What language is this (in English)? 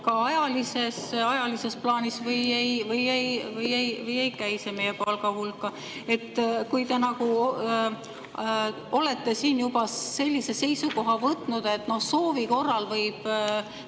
Estonian